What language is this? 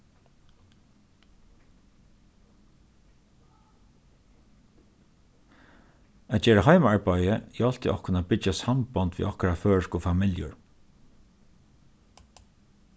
Faroese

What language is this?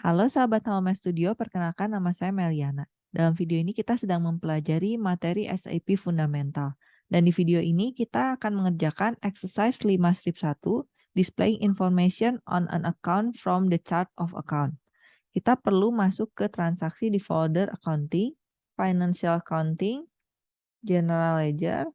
Indonesian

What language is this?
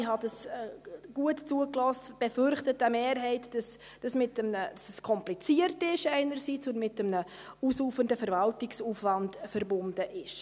Swiss German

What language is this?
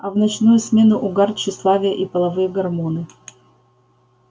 Russian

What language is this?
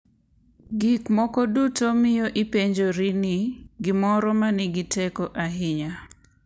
Luo (Kenya and Tanzania)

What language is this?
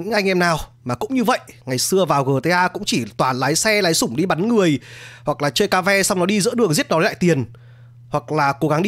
Vietnamese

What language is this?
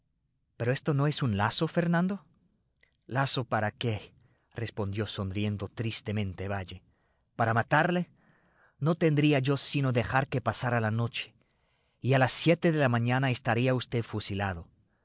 Spanish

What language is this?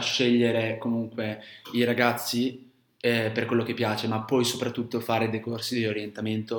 Italian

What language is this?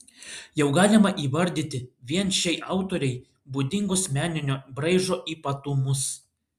Lithuanian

